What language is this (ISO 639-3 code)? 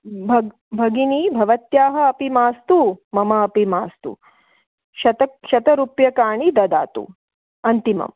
san